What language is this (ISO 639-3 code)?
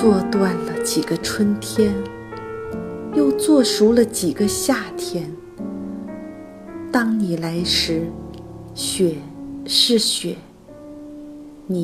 zho